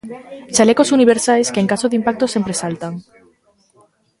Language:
Galician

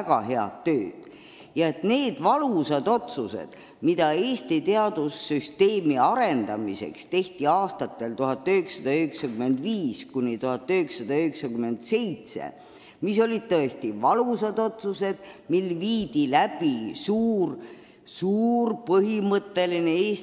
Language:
Estonian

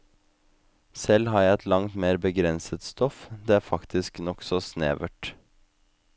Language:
Norwegian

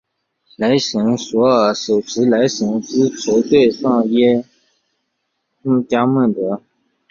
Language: Chinese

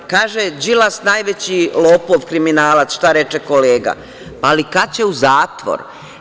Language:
Serbian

